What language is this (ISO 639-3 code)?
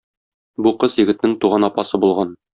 tat